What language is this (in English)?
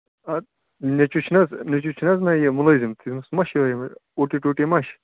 Kashmiri